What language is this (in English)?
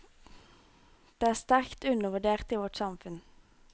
Norwegian